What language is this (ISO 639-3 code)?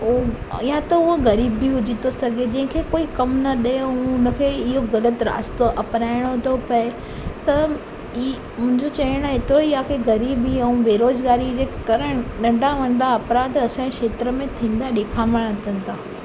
snd